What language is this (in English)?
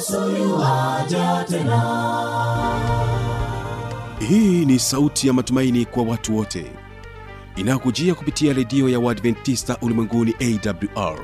Swahili